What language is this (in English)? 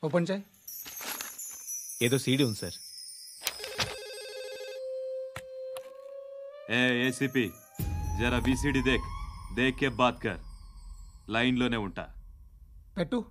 Telugu